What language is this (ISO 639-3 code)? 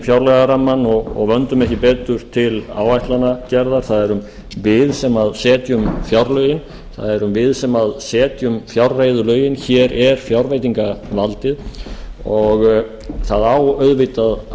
isl